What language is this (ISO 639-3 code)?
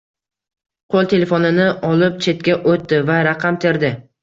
uzb